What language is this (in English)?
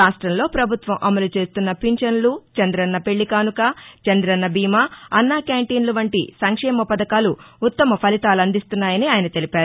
Telugu